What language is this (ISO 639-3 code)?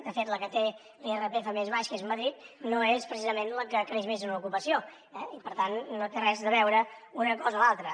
cat